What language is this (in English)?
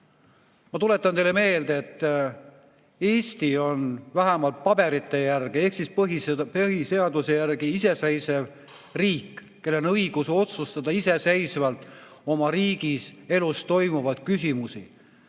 Estonian